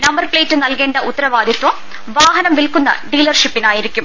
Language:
Malayalam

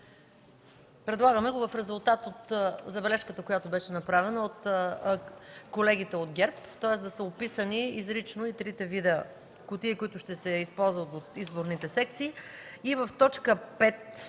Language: Bulgarian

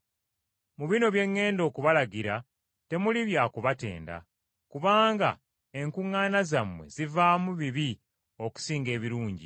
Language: Ganda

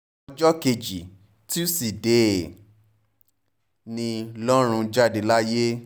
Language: Yoruba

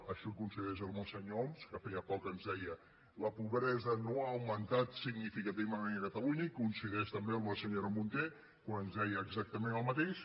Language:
Catalan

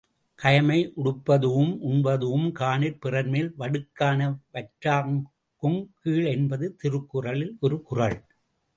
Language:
Tamil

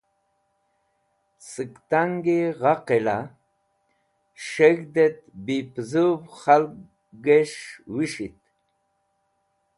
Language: Wakhi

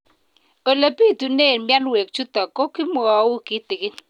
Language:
Kalenjin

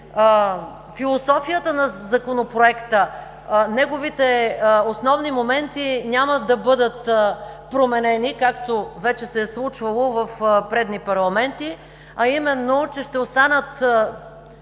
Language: Bulgarian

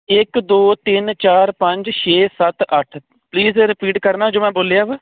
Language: Punjabi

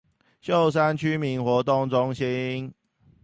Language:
Chinese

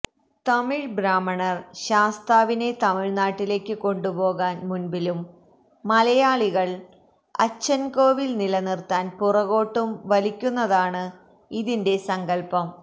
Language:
Malayalam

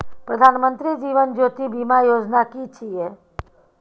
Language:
Maithili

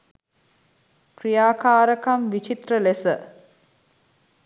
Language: Sinhala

